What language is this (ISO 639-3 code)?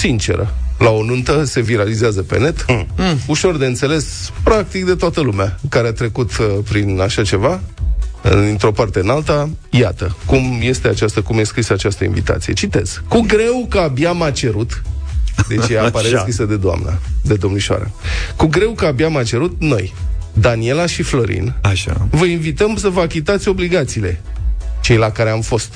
ron